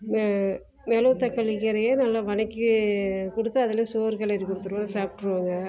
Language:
Tamil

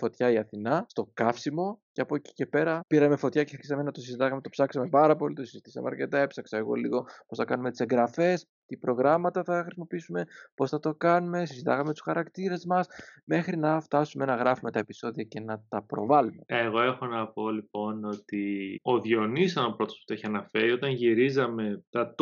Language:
Greek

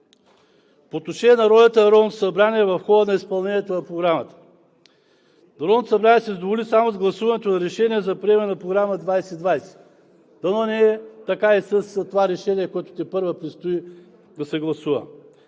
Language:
Bulgarian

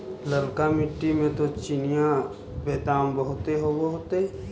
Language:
Magahi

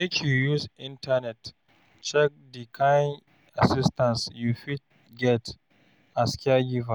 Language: Nigerian Pidgin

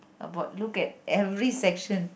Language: English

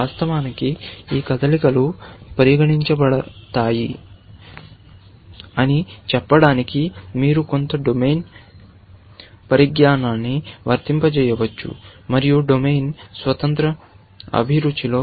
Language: Telugu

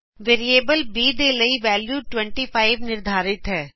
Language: Punjabi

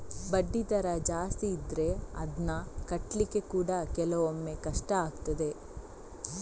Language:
Kannada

